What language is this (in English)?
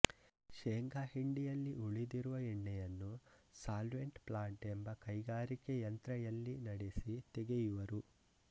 Kannada